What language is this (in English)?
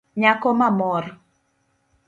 Luo (Kenya and Tanzania)